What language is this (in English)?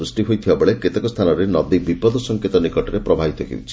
Odia